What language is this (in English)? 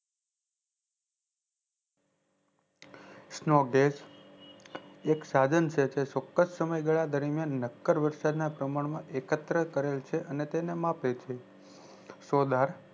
Gujarati